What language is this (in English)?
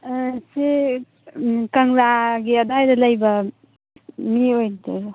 Manipuri